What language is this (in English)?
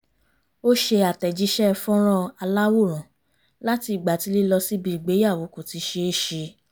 Yoruba